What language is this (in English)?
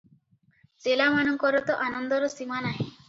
Odia